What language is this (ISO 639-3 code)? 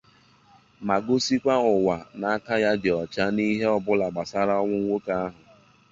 ibo